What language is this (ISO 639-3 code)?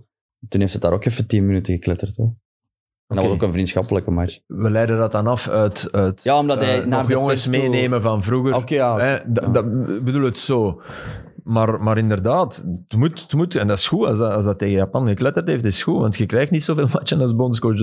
nld